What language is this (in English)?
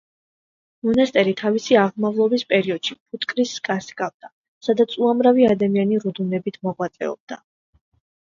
Georgian